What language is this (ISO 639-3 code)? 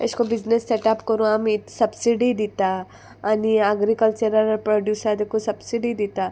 kok